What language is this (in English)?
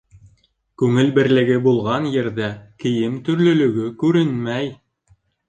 Bashkir